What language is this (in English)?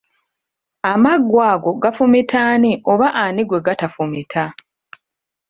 Ganda